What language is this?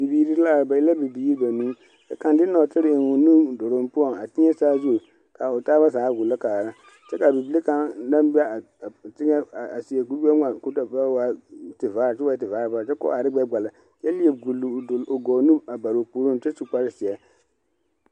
Southern Dagaare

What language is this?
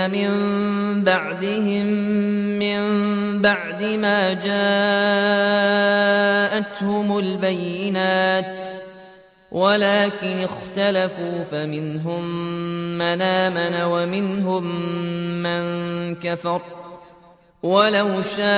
Arabic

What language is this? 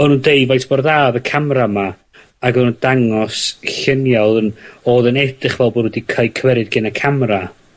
Welsh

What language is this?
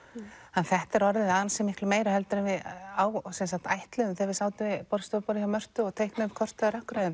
Icelandic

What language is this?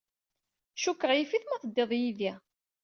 Kabyle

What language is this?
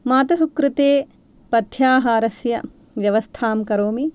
Sanskrit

